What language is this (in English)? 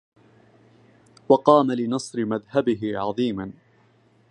Arabic